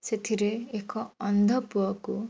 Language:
Odia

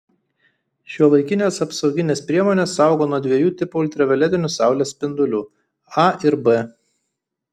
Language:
Lithuanian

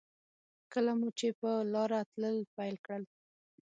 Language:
Pashto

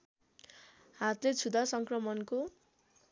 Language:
Nepali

